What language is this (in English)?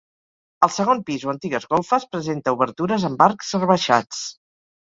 Catalan